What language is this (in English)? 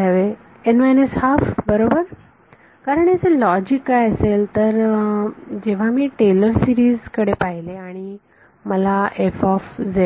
Marathi